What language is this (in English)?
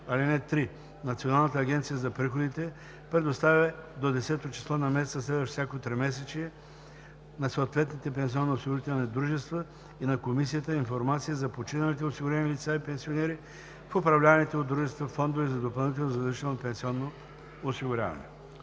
Bulgarian